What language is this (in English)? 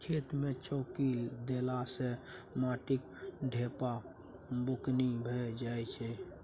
Maithili